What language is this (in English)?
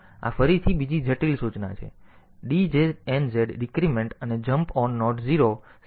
Gujarati